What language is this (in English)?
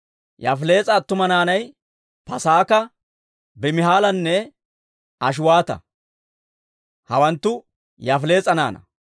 Dawro